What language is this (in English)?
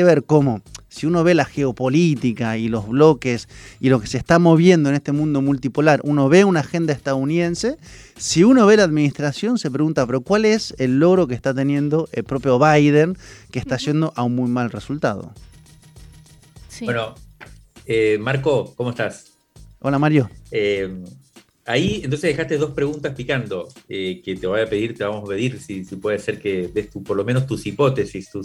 Spanish